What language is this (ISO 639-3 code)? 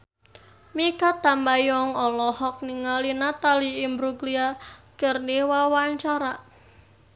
sun